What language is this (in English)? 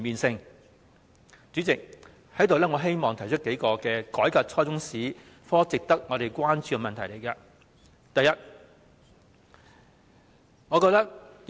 Cantonese